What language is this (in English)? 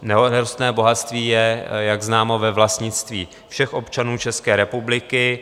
Czech